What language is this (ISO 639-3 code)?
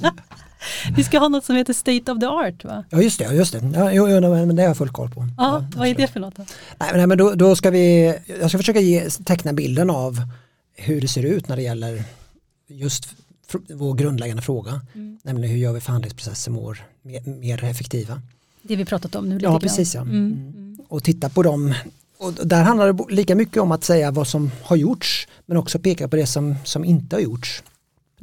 swe